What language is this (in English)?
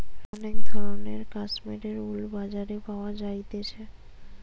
Bangla